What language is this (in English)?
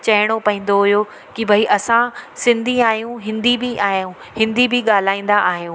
Sindhi